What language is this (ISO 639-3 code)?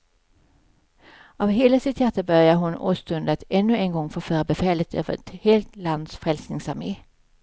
swe